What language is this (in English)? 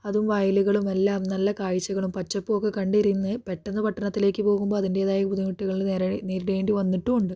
Malayalam